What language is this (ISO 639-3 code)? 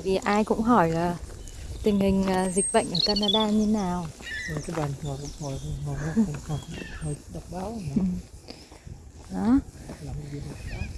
vie